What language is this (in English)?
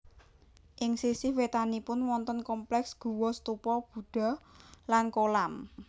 Javanese